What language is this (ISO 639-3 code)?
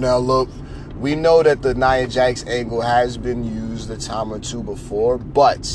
eng